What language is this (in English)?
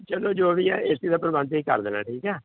Punjabi